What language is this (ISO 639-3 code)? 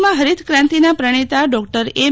guj